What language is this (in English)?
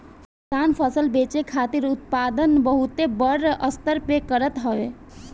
Bhojpuri